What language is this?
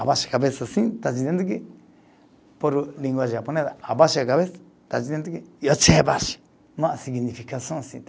Portuguese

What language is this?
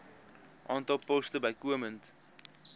Afrikaans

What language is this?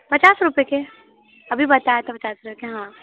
Hindi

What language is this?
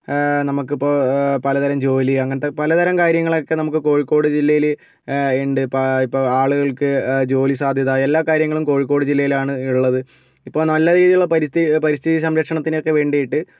Malayalam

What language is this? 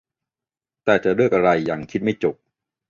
Thai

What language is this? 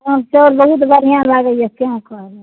Maithili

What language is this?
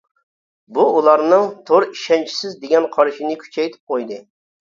Uyghur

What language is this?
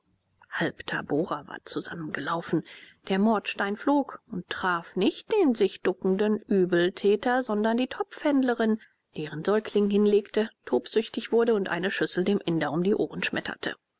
German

